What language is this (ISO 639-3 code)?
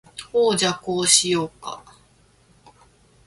jpn